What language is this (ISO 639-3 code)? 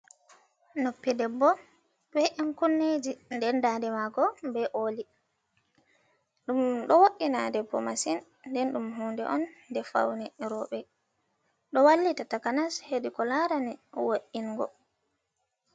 ful